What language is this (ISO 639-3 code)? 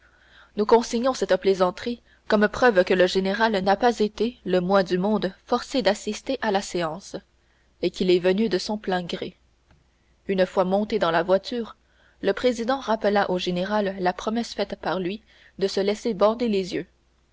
fra